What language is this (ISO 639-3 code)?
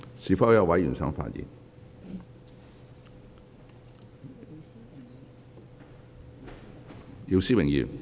yue